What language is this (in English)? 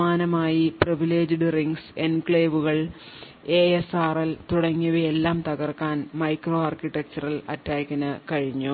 Malayalam